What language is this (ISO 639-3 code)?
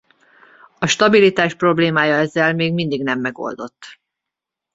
hun